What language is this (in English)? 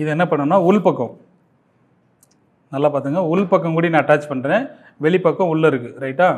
Tamil